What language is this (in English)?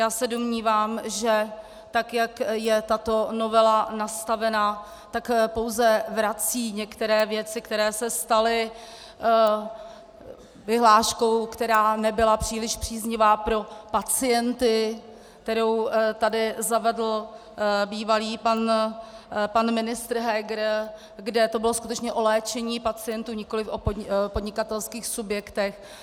Czech